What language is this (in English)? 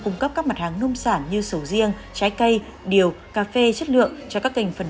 Vietnamese